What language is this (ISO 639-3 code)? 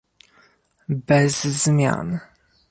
pol